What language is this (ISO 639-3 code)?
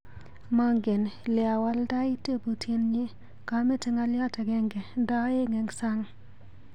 kln